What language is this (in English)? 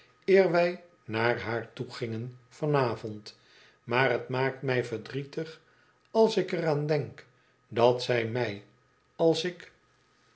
Dutch